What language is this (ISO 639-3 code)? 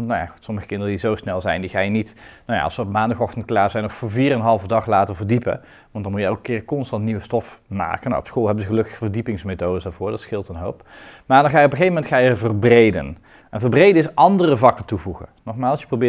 nld